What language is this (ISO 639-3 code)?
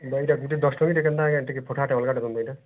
ori